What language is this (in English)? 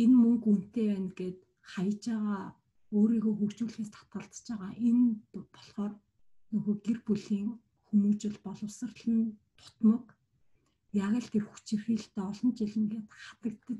Romanian